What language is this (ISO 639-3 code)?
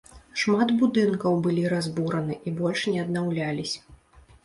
bel